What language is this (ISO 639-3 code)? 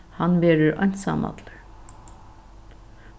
fao